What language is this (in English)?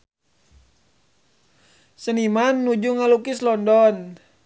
Sundanese